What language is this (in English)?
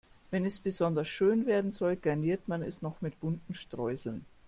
German